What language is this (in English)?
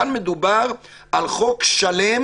Hebrew